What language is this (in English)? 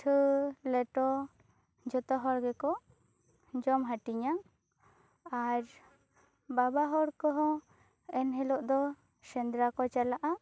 Santali